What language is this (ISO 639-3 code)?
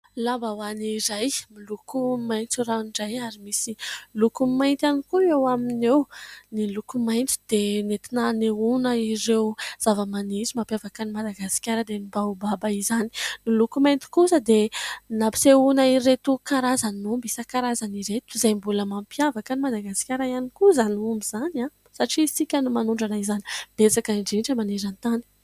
mlg